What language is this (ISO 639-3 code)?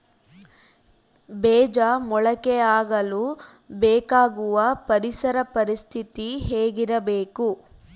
kan